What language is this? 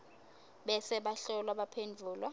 Swati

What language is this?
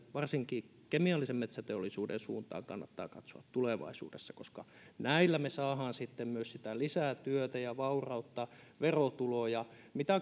Finnish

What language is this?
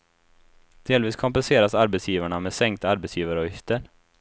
Swedish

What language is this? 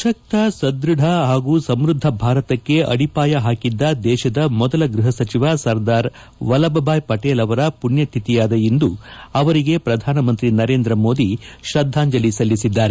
Kannada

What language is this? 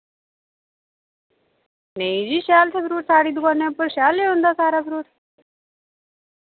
Dogri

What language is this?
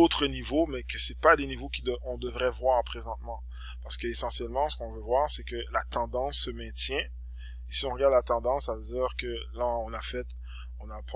French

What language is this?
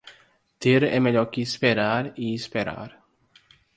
Portuguese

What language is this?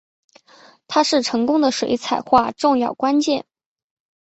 Chinese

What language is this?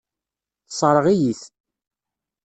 Kabyle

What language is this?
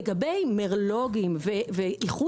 Hebrew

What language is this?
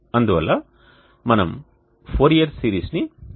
Telugu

